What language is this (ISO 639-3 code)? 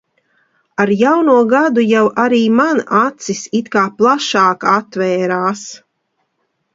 lav